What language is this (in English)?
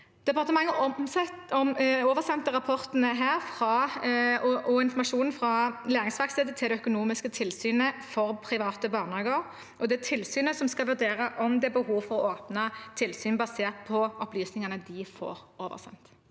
Norwegian